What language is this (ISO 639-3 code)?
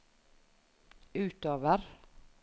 nor